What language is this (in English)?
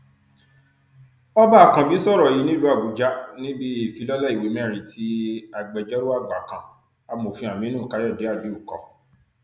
Yoruba